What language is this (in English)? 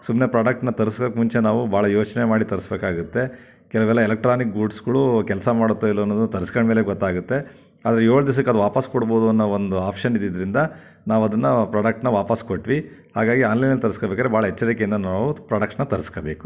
Kannada